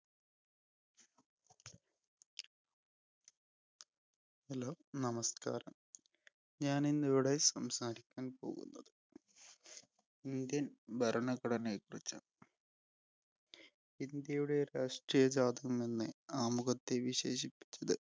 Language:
Malayalam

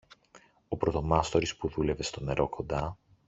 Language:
Greek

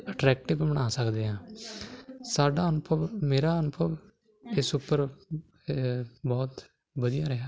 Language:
Punjabi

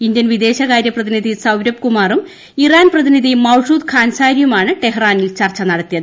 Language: Malayalam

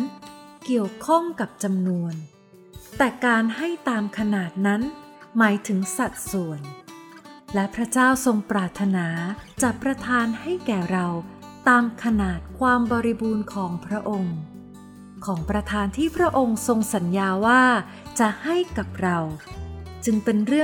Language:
Thai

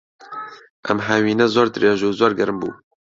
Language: Central Kurdish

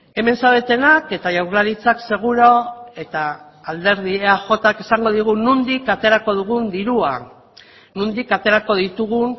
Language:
Basque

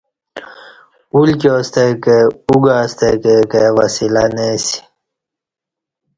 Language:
Kati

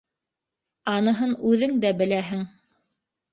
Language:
Bashkir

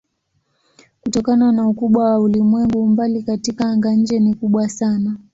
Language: Swahili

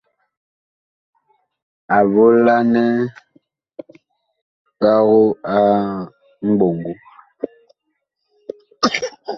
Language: Bakoko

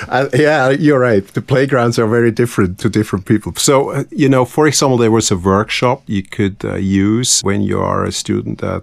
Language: English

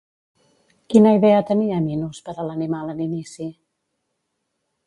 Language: Catalan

